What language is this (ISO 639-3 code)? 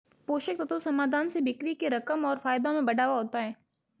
hin